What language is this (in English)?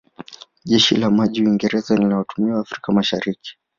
Swahili